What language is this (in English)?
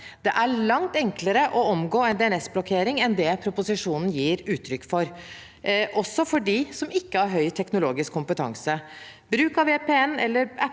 Norwegian